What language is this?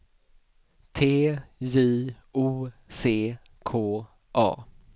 Swedish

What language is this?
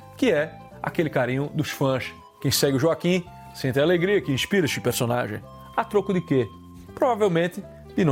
Portuguese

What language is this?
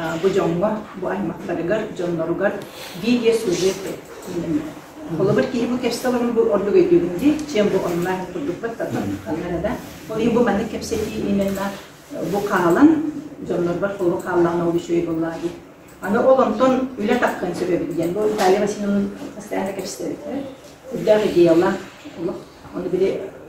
Arabic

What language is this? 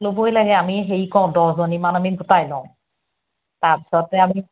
Assamese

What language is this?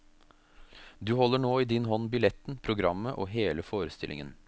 Norwegian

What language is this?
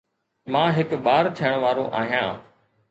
Sindhi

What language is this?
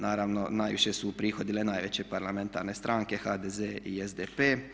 Croatian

